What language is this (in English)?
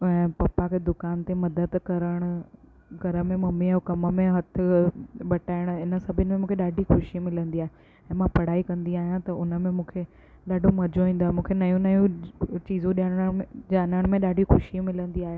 Sindhi